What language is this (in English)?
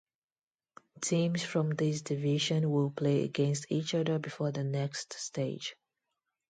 English